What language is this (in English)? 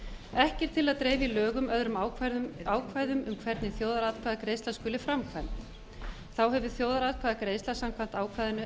Icelandic